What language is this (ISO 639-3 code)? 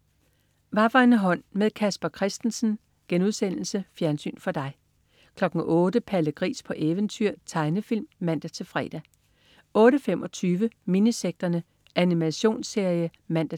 dan